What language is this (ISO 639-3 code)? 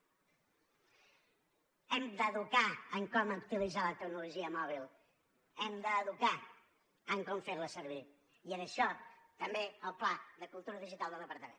cat